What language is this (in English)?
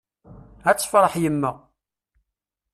Kabyle